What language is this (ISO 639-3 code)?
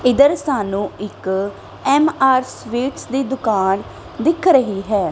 pan